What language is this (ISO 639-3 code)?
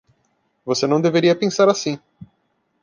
por